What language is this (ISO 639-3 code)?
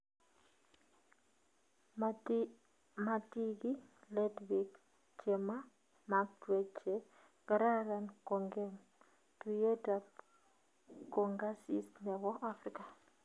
kln